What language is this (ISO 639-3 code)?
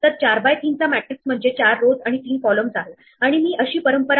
mar